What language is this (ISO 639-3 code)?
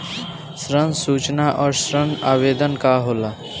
bho